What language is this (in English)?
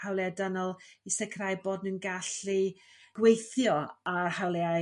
Welsh